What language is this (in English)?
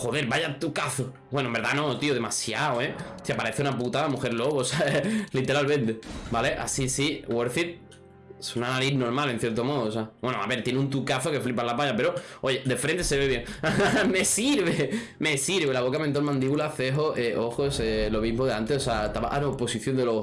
Spanish